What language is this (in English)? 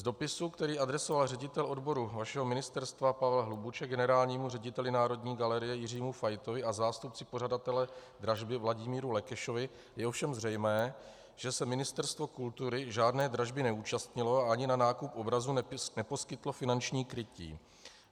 Czech